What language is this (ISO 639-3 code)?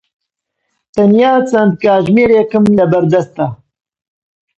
ckb